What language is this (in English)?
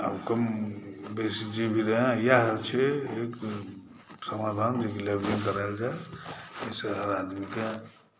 Maithili